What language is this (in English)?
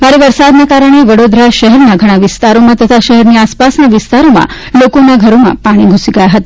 Gujarati